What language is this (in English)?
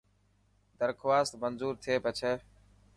Dhatki